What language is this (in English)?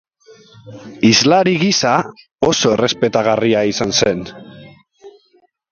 Basque